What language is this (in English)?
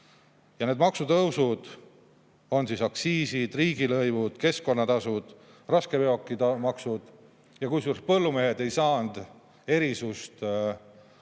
Estonian